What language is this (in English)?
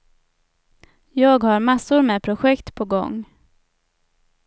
Swedish